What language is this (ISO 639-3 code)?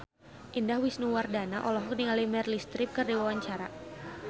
sun